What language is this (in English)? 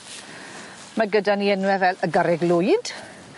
Welsh